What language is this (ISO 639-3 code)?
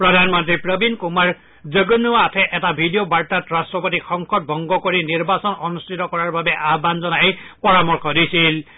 asm